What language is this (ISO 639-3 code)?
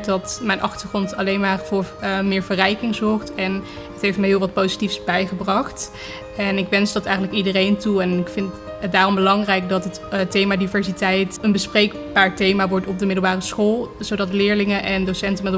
nld